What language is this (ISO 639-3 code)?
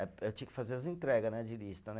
por